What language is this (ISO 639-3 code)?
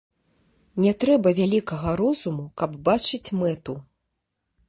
bel